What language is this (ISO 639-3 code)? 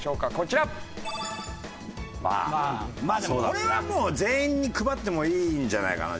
jpn